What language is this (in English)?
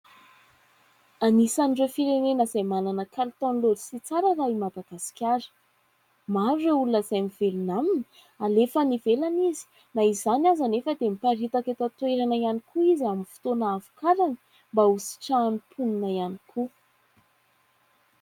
Malagasy